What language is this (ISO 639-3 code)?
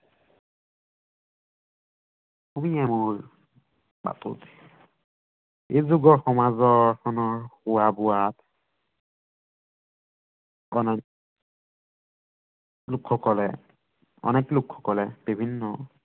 asm